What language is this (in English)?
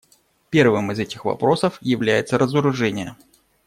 Russian